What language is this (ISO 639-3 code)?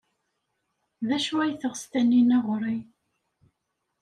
kab